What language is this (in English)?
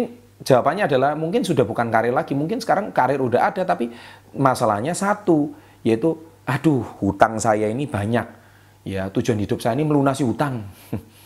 Indonesian